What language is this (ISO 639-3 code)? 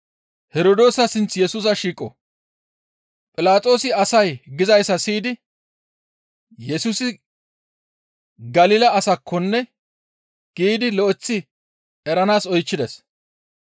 gmv